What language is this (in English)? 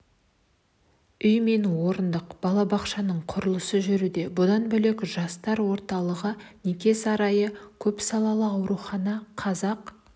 Kazakh